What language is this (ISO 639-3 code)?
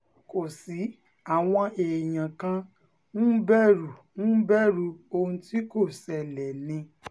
yor